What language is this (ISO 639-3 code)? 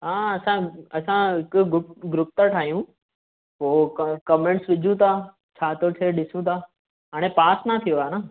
snd